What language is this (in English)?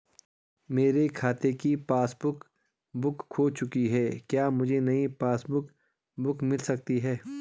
Hindi